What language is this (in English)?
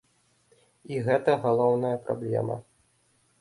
Belarusian